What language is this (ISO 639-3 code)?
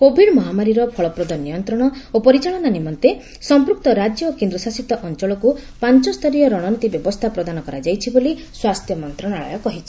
ori